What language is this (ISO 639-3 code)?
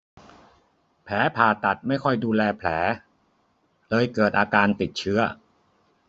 tha